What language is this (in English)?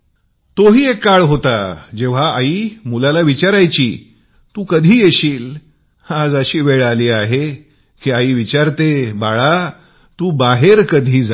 Marathi